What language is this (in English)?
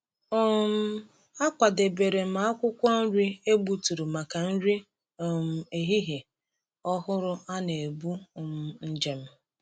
Igbo